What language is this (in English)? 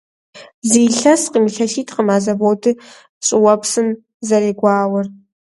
Kabardian